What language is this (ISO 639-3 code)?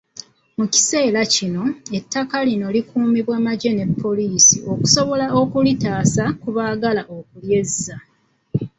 lug